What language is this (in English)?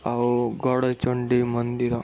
Odia